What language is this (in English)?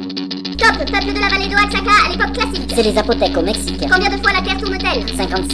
French